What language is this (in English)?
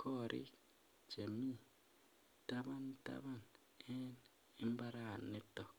Kalenjin